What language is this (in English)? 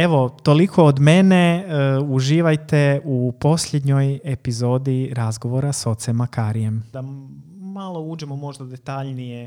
Croatian